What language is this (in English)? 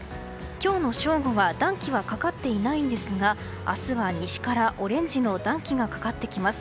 Japanese